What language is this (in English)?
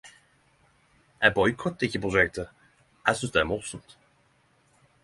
Norwegian Nynorsk